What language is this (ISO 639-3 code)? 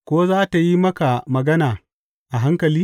hau